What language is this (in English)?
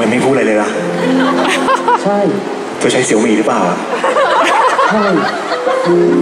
Thai